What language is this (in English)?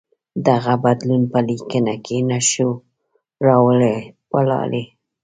Pashto